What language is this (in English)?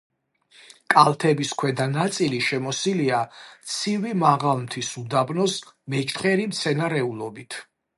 Georgian